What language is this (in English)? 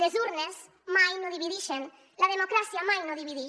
Catalan